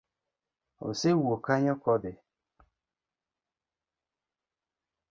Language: Luo (Kenya and Tanzania)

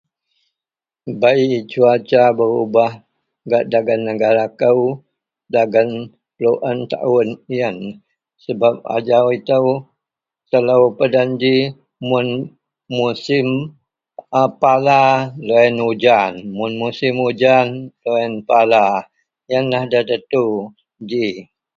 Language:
Central Melanau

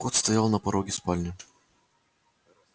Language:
Russian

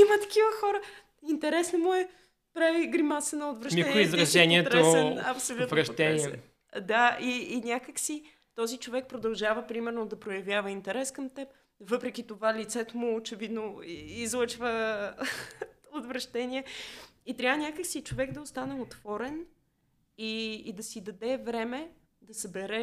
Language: Bulgarian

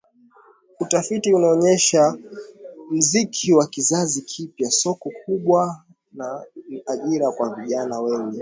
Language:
Swahili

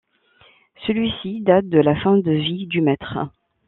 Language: French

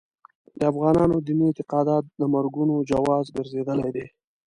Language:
Pashto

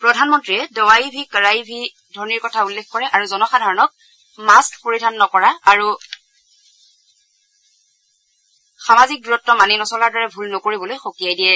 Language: Assamese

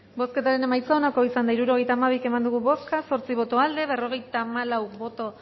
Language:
Basque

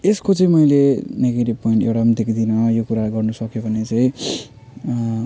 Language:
Nepali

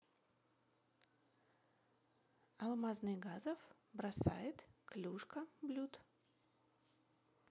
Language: Russian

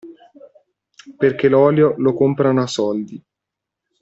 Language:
Italian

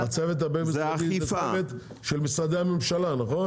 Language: Hebrew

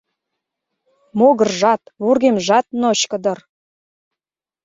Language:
Mari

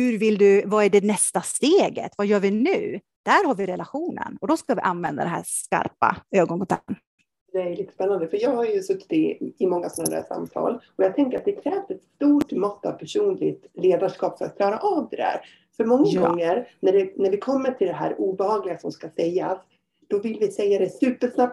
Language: Swedish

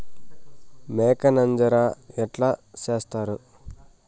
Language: Telugu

